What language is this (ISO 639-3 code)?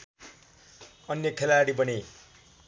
nep